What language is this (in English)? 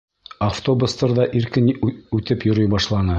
Bashkir